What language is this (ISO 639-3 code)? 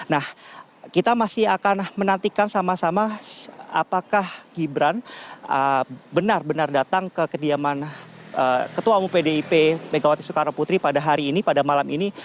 ind